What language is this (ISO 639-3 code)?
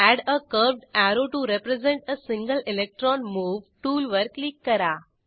mar